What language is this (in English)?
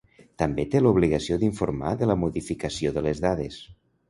Catalan